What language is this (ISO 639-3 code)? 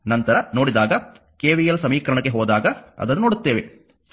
kan